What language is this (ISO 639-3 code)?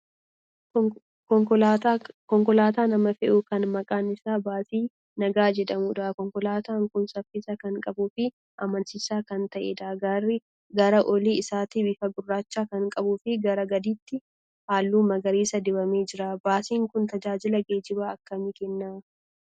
orm